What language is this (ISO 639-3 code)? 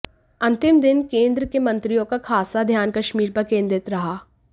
hin